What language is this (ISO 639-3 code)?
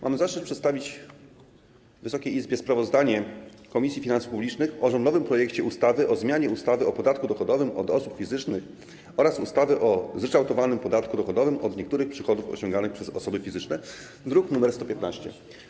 pol